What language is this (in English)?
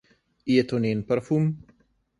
Slovenian